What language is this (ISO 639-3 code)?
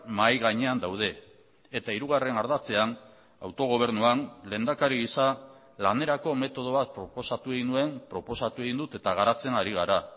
eus